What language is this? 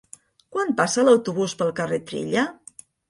Catalan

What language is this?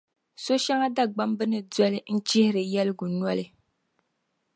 Dagbani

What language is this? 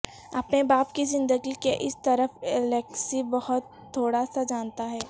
Urdu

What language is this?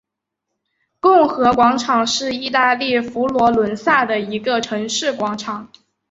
Chinese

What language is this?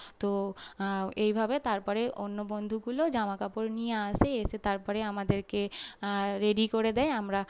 Bangla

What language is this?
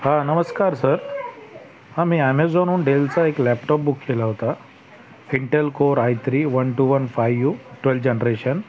Marathi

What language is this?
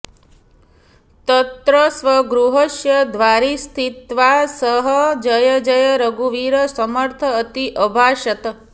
Sanskrit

